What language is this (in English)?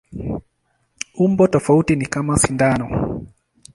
Swahili